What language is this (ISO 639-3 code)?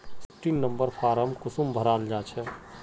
mag